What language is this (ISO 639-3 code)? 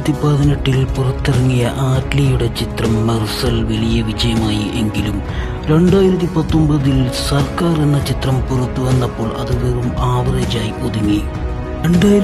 tur